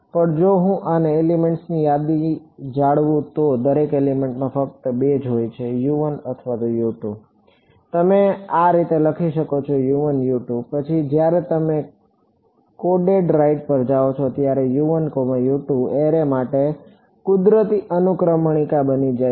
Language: Gujarati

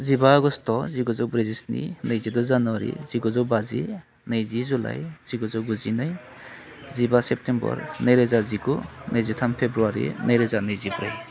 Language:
Bodo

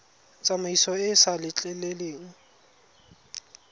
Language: Tswana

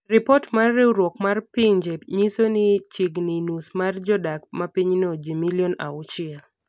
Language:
Luo (Kenya and Tanzania)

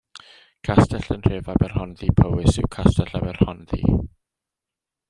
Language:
Welsh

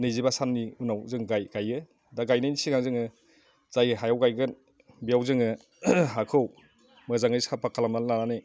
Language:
Bodo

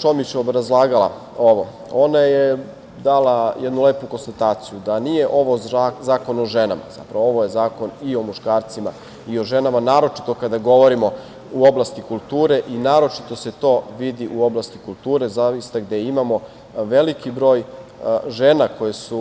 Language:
Serbian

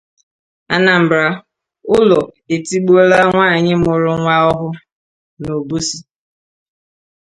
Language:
Igbo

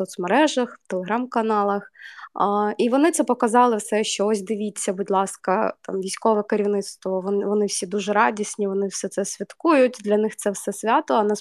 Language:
Ukrainian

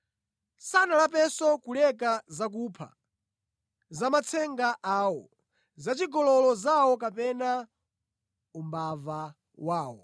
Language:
Nyanja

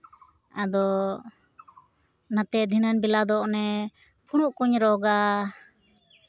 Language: Santali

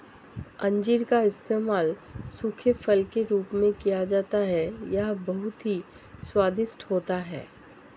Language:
Hindi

